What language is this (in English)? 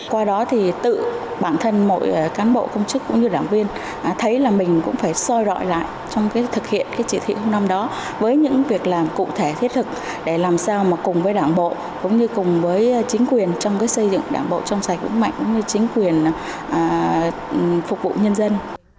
Vietnamese